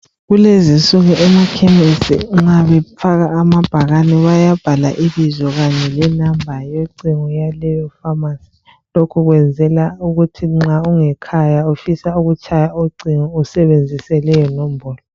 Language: North Ndebele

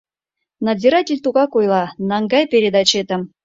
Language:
Mari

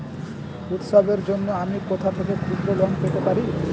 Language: Bangla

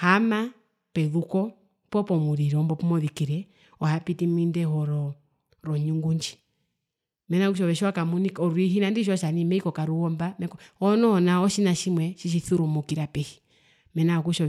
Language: Herero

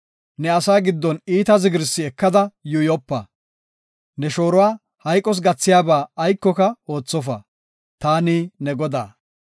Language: Gofa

